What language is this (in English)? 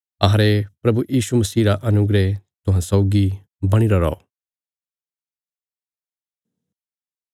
Bilaspuri